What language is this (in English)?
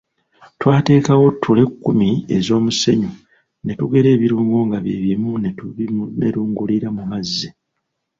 Ganda